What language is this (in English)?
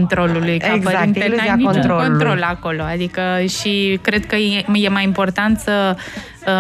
Romanian